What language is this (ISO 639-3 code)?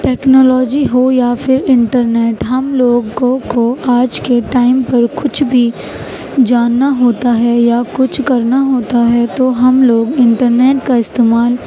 urd